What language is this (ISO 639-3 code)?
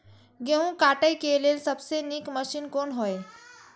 mai